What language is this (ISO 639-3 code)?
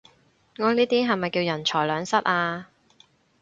yue